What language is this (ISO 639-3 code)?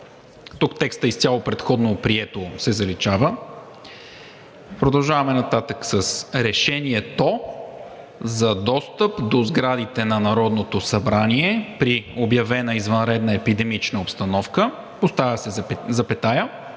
bul